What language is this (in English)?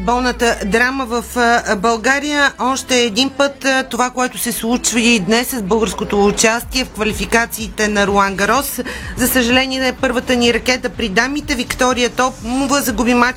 Bulgarian